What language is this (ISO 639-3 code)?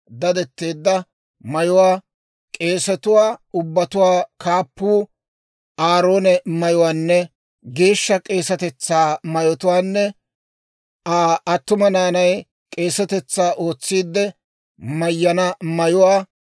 dwr